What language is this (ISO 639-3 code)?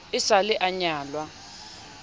sot